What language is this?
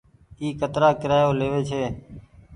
Goaria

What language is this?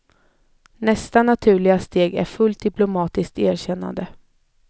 Swedish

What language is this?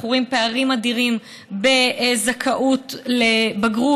Hebrew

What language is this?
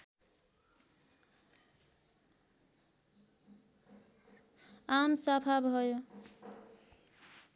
Nepali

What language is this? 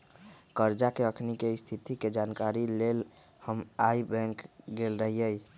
Magahi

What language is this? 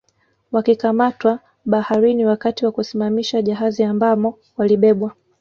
Swahili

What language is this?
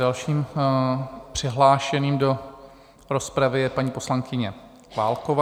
Czech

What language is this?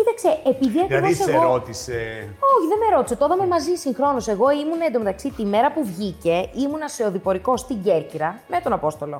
Greek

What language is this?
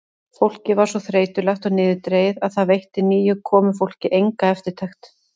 Icelandic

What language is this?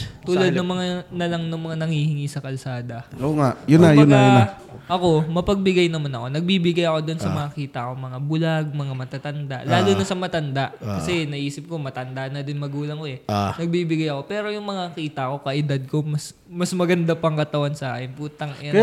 Filipino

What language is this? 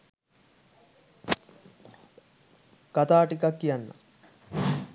Sinhala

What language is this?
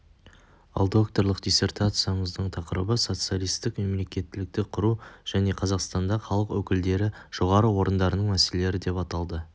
Kazakh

